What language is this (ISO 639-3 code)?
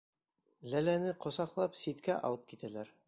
bak